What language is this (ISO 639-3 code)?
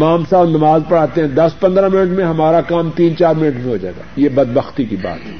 urd